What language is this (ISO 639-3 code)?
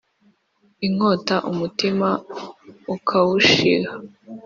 kin